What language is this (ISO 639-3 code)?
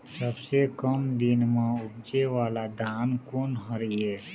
hne